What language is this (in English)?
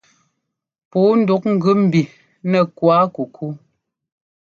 Ngomba